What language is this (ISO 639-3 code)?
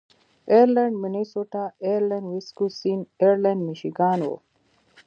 pus